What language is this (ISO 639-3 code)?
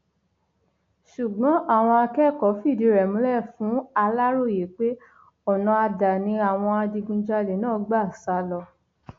yor